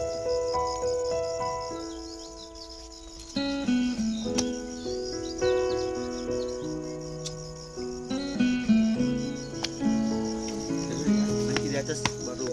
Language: Romanian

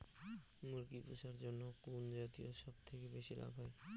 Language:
Bangla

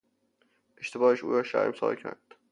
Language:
Persian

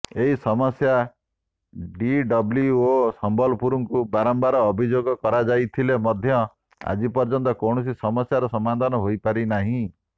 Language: Odia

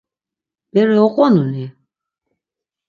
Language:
Laz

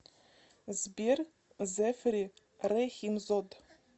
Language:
Russian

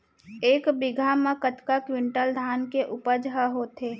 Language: Chhattisgarhi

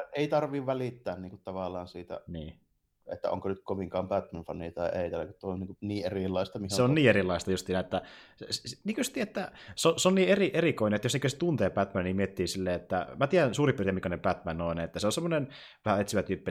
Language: Finnish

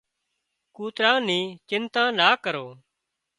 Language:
Wadiyara Koli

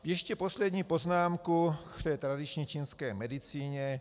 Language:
Czech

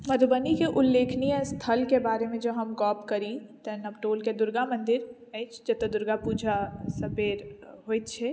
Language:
Maithili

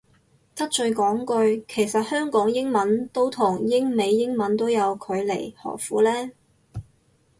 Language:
Cantonese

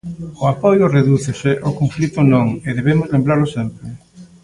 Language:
Galician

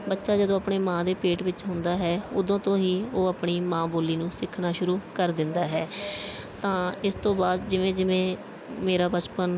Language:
Punjabi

